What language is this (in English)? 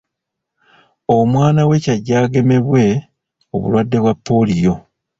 Ganda